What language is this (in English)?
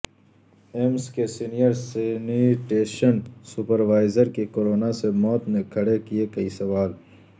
Urdu